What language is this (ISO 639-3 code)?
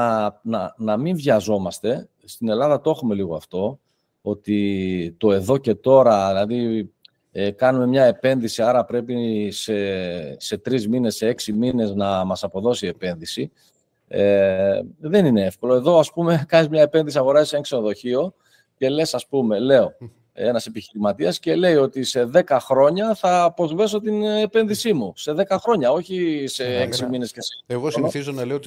ell